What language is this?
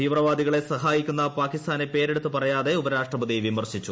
Malayalam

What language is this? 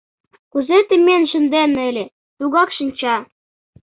Mari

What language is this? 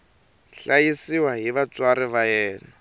Tsonga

